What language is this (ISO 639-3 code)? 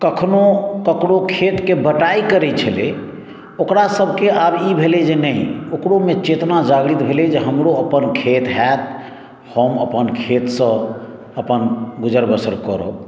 mai